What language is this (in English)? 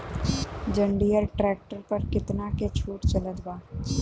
Bhojpuri